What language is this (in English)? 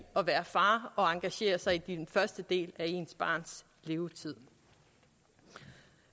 Danish